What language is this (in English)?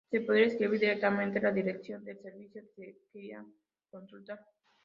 Spanish